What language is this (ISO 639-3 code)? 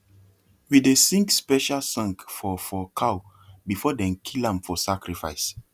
pcm